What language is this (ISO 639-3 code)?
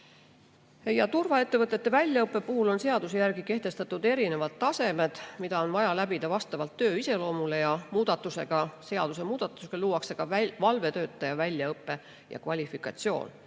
est